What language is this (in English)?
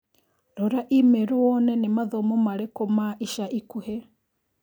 Kikuyu